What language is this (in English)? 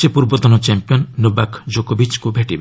Odia